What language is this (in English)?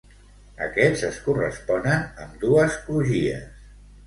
Catalan